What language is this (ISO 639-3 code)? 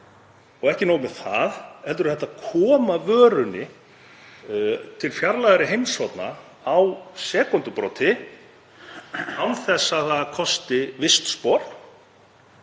isl